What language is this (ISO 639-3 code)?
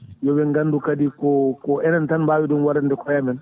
ful